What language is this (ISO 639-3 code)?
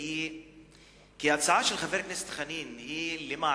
heb